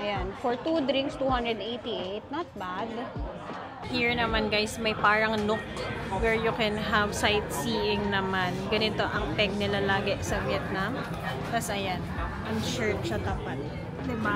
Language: Filipino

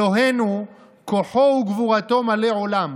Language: Hebrew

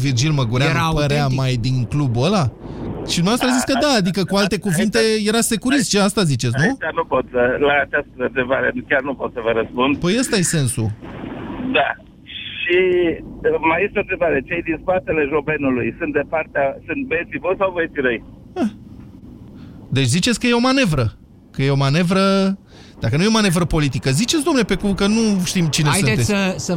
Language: Romanian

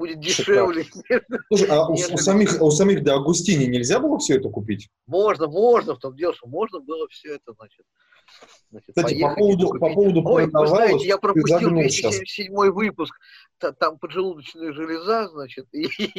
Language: Russian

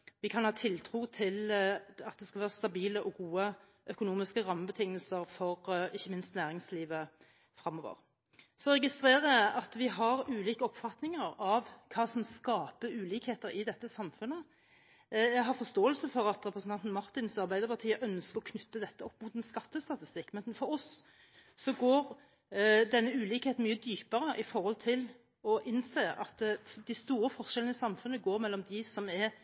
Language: Norwegian Bokmål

